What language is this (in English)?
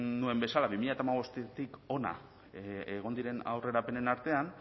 Basque